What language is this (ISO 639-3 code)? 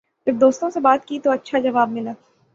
urd